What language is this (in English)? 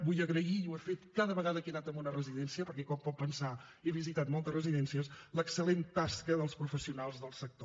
Catalan